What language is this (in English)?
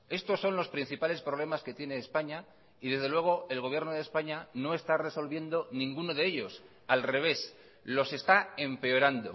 Spanish